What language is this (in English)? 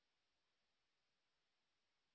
Bangla